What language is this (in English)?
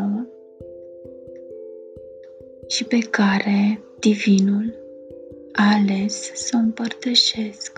Romanian